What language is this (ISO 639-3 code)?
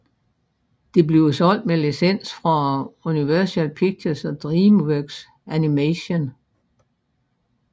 dan